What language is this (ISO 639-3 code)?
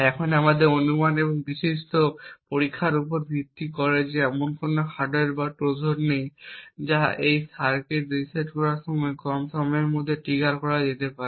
ben